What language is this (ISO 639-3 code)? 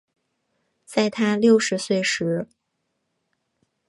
zho